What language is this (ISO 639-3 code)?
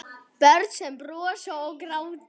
isl